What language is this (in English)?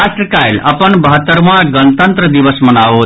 Maithili